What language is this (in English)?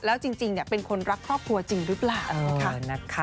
Thai